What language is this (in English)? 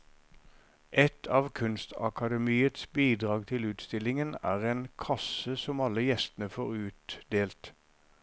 Norwegian